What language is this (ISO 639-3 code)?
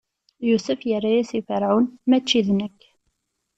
kab